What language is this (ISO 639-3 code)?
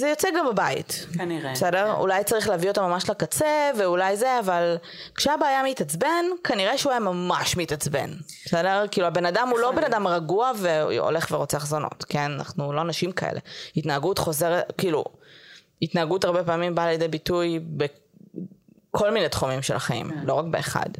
heb